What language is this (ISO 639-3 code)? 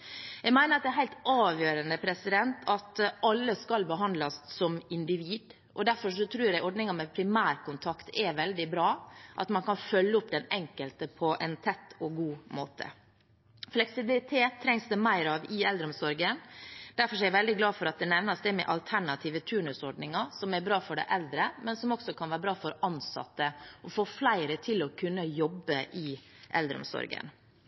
nob